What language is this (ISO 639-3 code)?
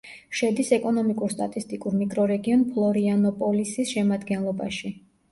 kat